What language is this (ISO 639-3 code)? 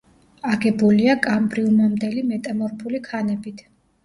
kat